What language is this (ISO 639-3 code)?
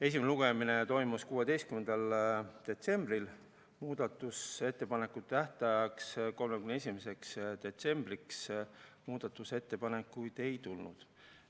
est